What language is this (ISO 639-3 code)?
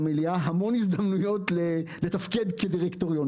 heb